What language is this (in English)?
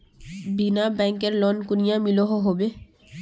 Magahi